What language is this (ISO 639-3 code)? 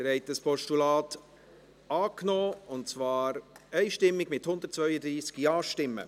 gsw